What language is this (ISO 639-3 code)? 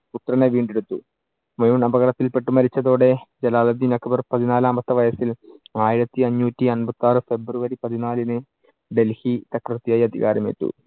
mal